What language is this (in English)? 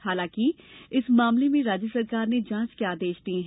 Hindi